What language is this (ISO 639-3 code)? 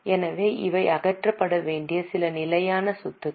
tam